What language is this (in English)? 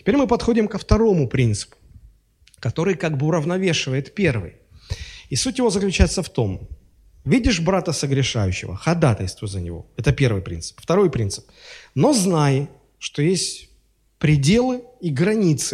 Russian